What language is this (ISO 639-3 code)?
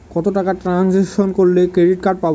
ben